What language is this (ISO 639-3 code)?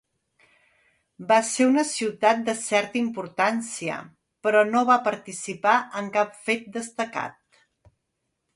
cat